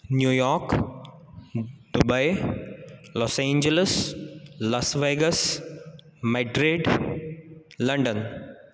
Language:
Sanskrit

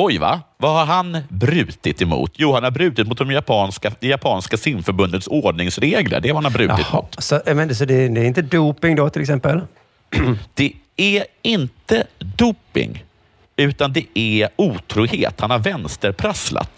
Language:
Swedish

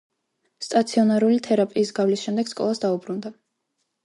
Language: Georgian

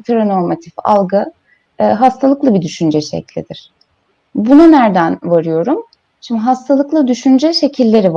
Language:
Turkish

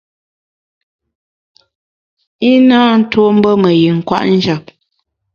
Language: Bamun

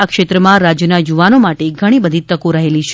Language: Gujarati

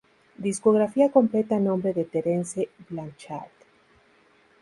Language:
Spanish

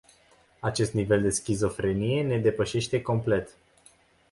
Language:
Romanian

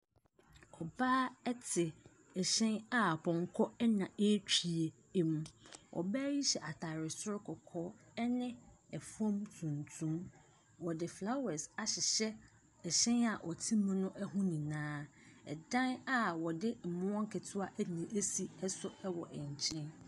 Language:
Akan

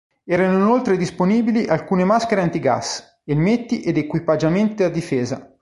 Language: Italian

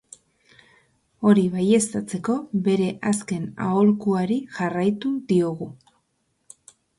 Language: Basque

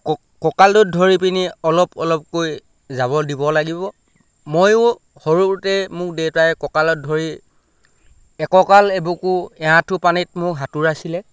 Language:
Assamese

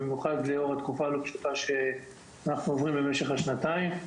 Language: Hebrew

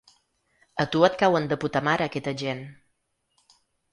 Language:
Catalan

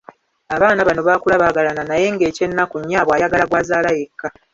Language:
Ganda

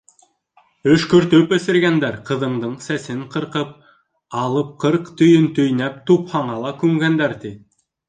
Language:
Bashkir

